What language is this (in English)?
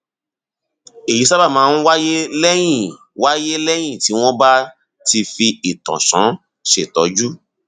Yoruba